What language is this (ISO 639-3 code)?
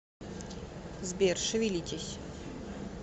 rus